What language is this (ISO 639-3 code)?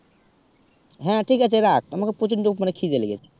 ben